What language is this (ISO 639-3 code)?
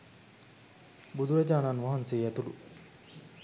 sin